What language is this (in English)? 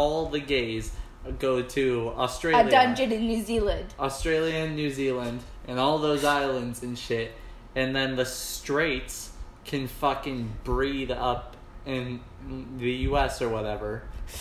English